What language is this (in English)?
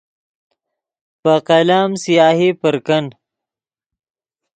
Yidgha